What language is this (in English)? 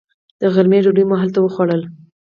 Pashto